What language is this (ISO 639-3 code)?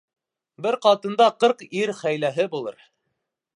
bak